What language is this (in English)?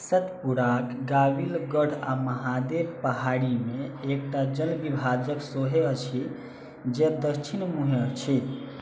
Maithili